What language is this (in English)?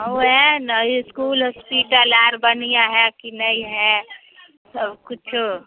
Maithili